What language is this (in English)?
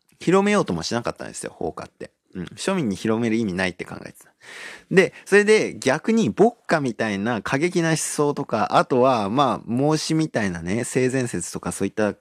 Japanese